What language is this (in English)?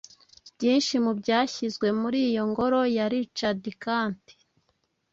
Kinyarwanda